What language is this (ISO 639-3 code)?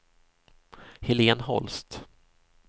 swe